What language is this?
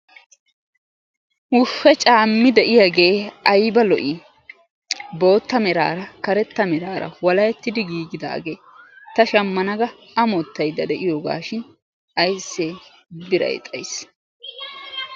Wolaytta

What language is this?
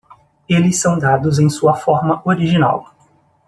Portuguese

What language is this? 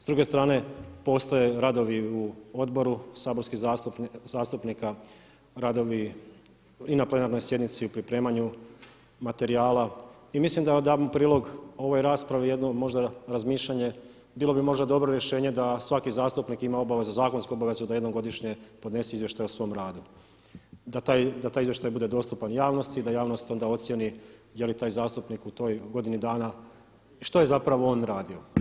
Croatian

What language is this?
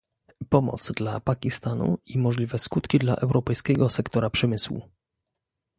Polish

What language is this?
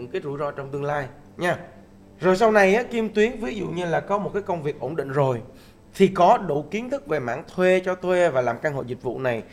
Vietnamese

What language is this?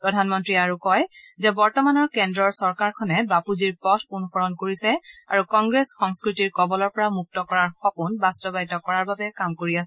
Assamese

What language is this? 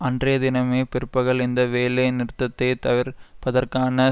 Tamil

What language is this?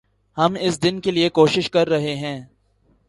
Urdu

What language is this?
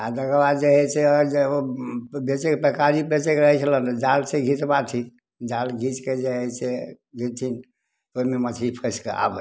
Maithili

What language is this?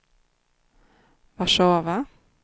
Swedish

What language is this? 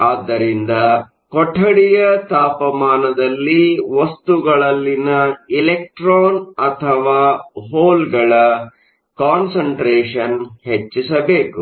Kannada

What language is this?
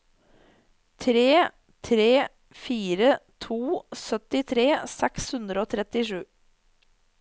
Norwegian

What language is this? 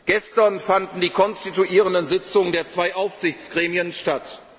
German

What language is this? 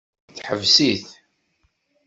Kabyle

